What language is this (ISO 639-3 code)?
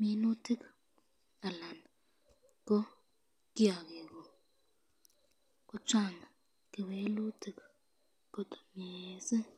kln